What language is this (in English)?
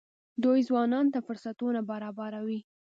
Pashto